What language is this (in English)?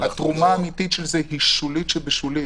Hebrew